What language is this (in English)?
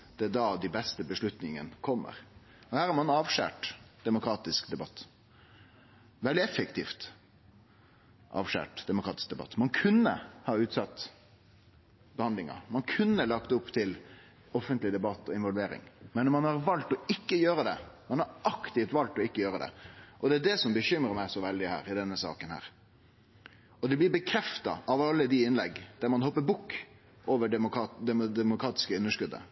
Norwegian Nynorsk